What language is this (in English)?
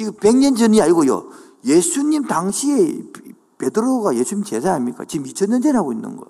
Korean